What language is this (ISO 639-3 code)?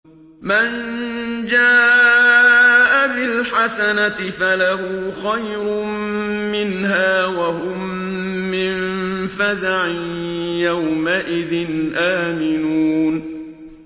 ara